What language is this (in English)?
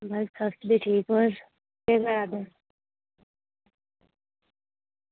Dogri